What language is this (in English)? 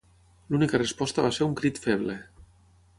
Catalan